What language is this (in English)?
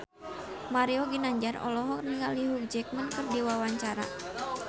Sundanese